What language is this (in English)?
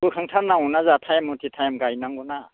Bodo